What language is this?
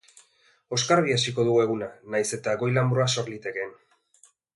Basque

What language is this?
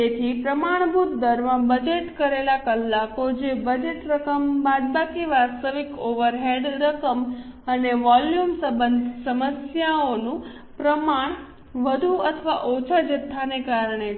Gujarati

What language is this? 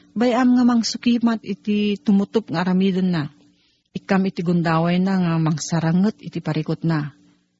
Filipino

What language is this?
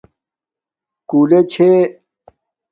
Domaaki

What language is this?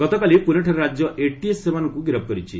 Odia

